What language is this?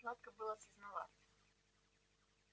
Russian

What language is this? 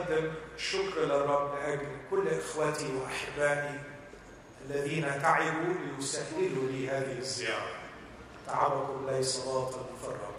Arabic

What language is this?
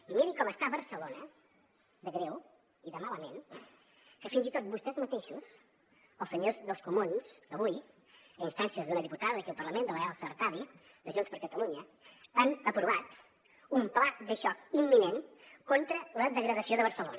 Catalan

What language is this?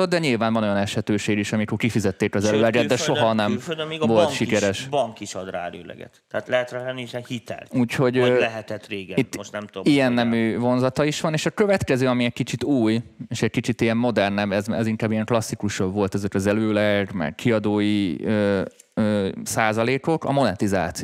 Hungarian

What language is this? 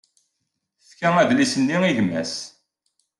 Kabyle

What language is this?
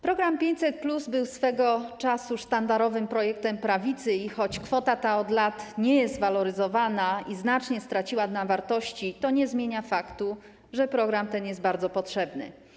Polish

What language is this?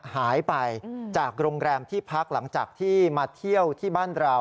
Thai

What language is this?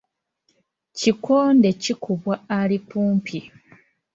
Ganda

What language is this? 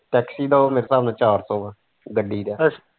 Punjabi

